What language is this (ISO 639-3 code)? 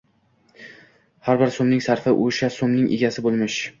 uzb